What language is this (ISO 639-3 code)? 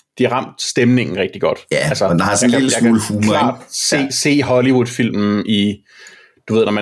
dan